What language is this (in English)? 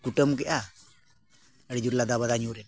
Santali